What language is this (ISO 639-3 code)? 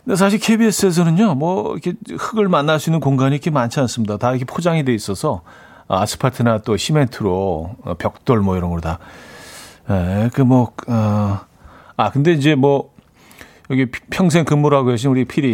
kor